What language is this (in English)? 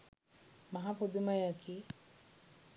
Sinhala